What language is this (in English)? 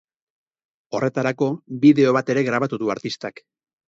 Basque